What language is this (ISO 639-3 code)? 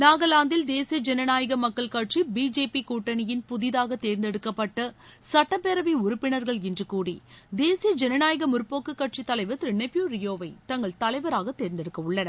tam